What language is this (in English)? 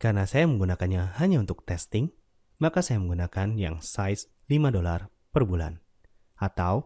Indonesian